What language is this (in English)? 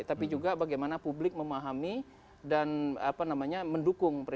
Indonesian